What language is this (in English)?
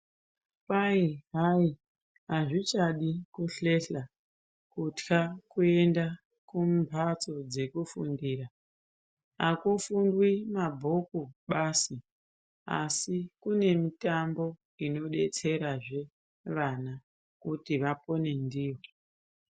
Ndau